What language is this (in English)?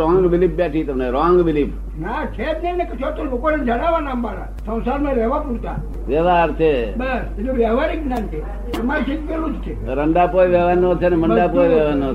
Gujarati